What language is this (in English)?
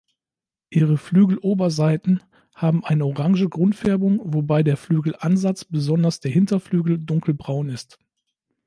German